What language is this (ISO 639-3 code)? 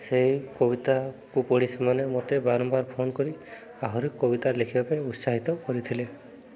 ori